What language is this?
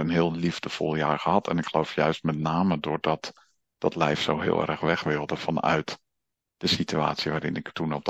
Dutch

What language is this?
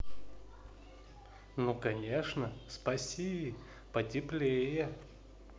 Russian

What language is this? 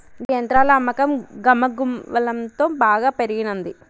Telugu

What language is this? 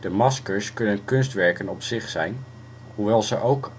Dutch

